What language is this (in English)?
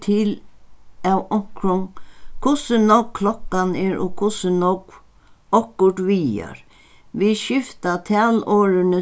Faroese